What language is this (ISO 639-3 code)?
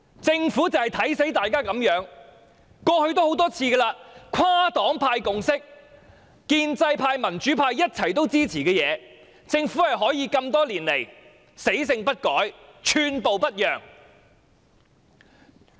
yue